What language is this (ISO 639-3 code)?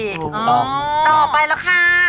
tha